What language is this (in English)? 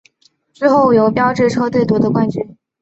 Chinese